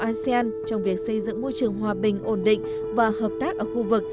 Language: Vietnamese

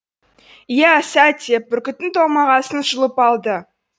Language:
Kazakh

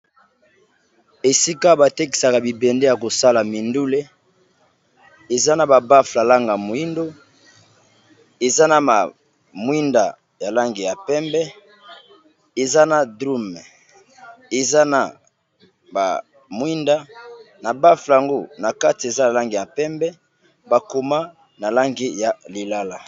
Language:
Lingala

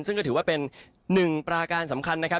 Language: Thai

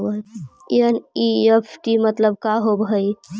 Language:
Magahi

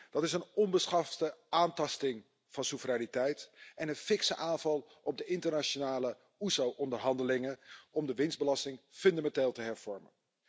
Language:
Dutch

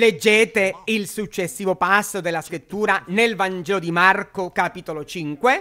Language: Italian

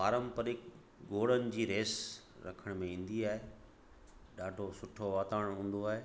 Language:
Sindhi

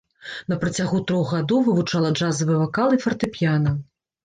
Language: Belarusian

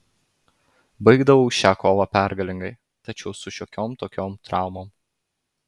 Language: Lithuanian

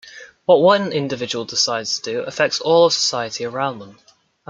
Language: English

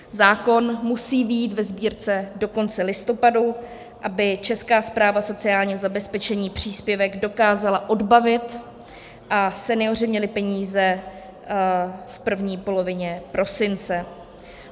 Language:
Czech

